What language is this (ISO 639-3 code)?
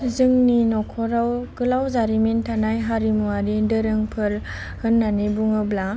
brx